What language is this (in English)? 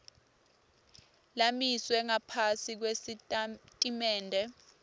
Swati